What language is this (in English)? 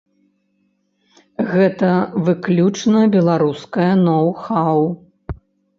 Belarusian